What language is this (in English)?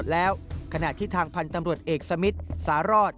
Thai